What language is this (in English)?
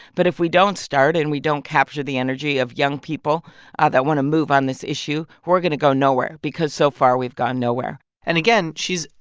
English